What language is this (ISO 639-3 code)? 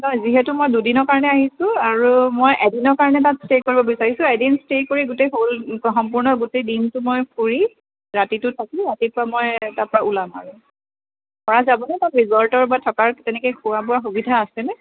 asm